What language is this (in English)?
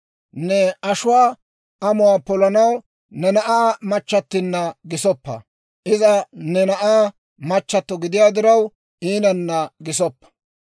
Dawro